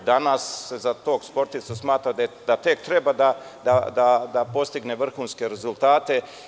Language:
Serbian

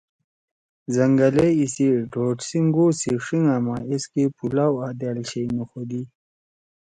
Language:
Torwali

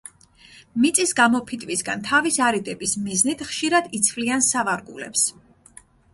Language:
Georgian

